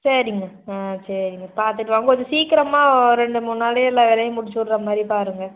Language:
Tamil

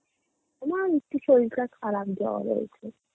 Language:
Bangla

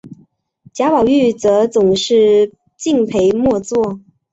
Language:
Chinese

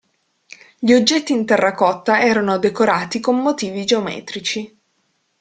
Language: Italian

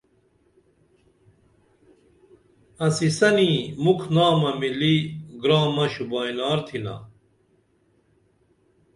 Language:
Dameli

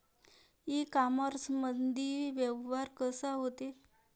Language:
Marathi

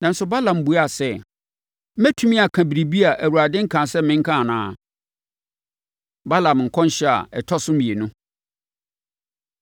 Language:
Akan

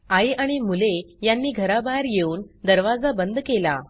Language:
Marathi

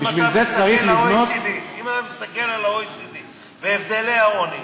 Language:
Hebrew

